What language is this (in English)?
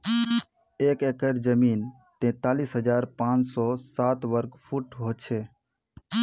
Magahi